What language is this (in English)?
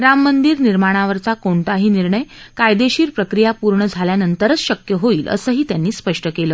Marathi